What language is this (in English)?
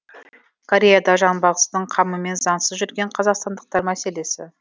Kazakh